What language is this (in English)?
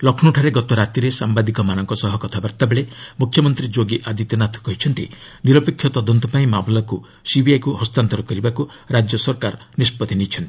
Odia